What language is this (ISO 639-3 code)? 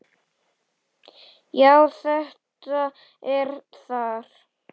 isl